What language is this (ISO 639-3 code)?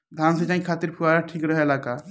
bho